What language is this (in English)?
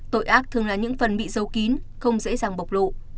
Vietnamese